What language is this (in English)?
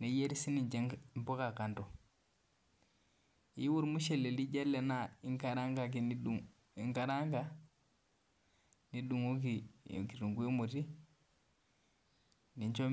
Masai